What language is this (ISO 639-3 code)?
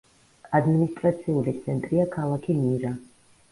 kat